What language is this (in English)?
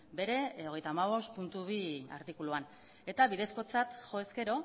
Basque